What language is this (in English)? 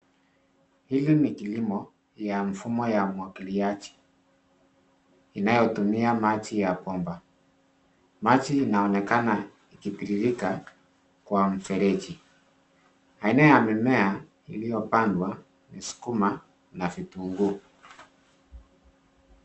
Swahili